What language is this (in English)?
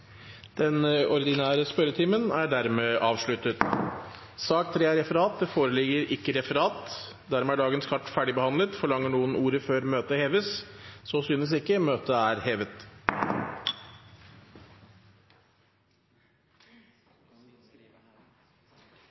Norwegian Bokmål